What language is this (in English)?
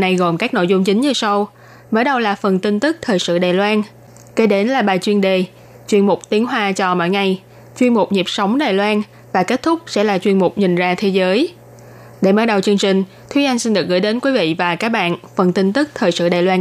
Vietnamese